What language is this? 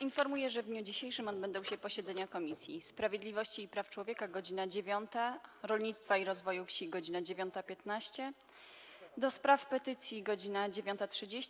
Polish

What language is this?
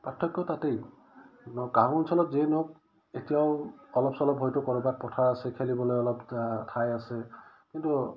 Assamese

